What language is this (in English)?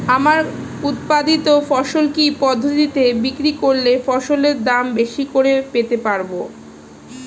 Bangla